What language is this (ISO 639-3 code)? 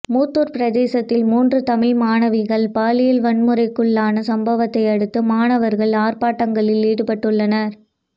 tam